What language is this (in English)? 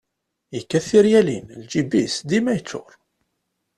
Kabyle